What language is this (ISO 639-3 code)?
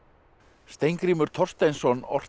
isl